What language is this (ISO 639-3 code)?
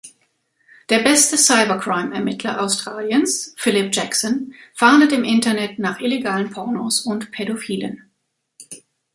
deu